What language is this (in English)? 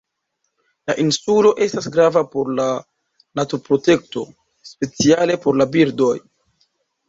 Esperanto